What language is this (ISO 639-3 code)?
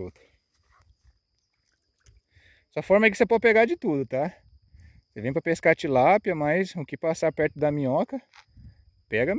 por